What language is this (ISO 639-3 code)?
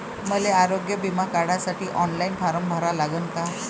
mar